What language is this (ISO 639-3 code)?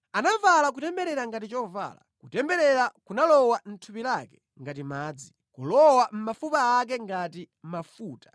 nya